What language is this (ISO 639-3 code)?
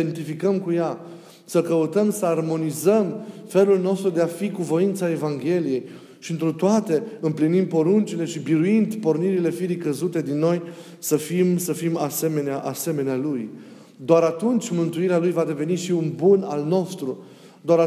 ron